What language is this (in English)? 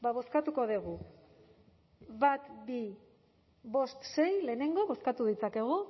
Basque